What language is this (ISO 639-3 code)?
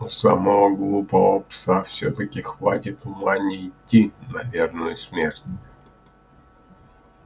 rus